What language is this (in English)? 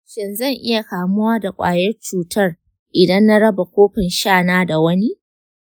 Hausa